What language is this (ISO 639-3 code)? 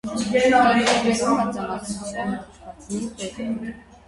hye